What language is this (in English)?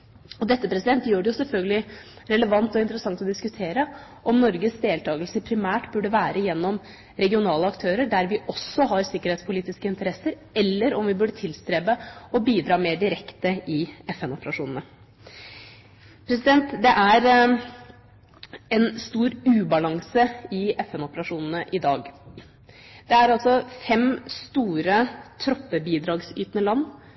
Norwegian Bokmål